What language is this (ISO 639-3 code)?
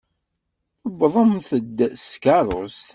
kab